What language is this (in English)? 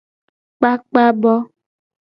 Gen